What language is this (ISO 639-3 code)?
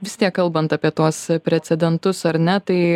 lit